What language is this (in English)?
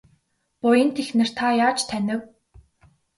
Mongolian